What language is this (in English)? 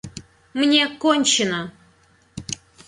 Russian